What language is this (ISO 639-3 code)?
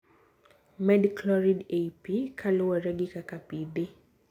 luo